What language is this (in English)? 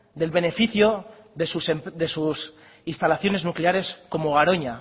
Spanish